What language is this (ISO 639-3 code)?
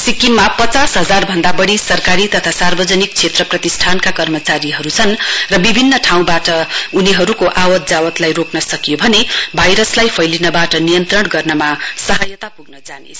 nep